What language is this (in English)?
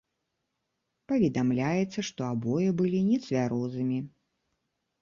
Belarusian